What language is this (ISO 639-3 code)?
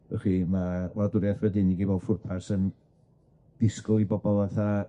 cym